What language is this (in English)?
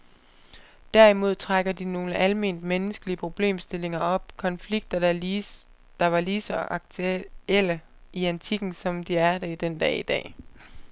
Danish